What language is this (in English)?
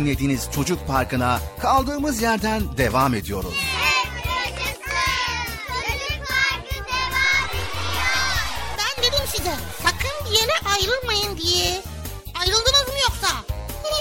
Turkish